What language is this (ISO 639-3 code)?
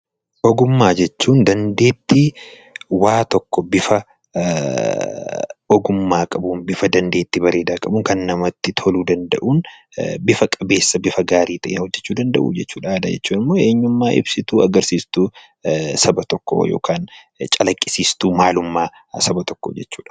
orm